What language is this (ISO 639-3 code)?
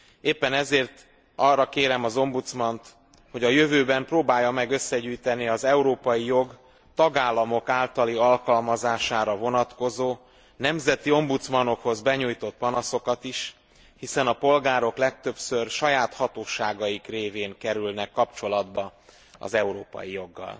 hun